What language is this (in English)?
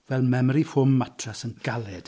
Welsh